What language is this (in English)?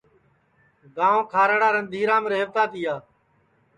Sansi